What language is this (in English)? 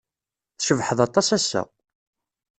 Kabyle